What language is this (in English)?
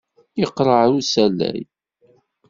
Kabyle